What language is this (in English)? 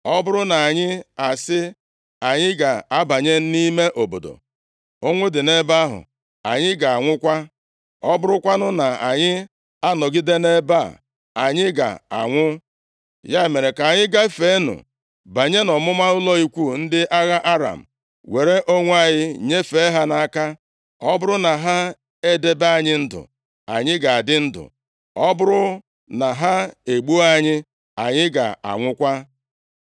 Igbo